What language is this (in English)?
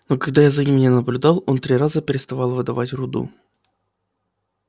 Russian